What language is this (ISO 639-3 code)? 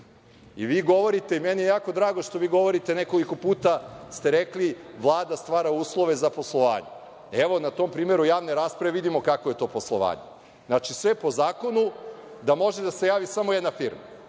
srp